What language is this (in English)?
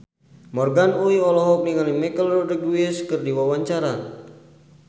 Sundanese